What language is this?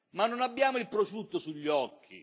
Italian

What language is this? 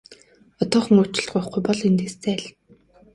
Mongolian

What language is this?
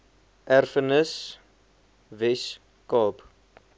Afrikaans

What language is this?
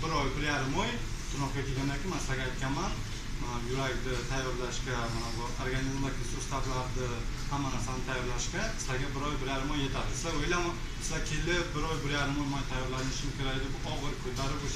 Turkish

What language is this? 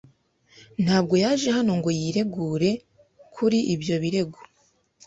Kinyarwanda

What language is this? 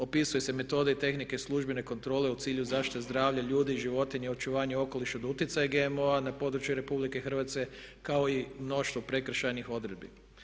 Croatian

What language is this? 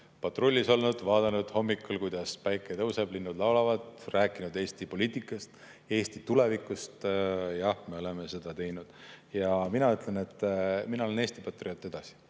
Estonian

